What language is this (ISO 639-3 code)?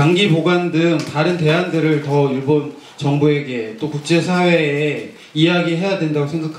kor